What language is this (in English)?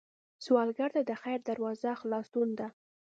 Pashto